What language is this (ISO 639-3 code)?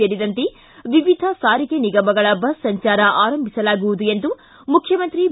kan